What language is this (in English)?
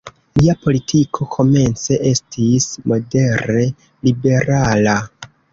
Esperanto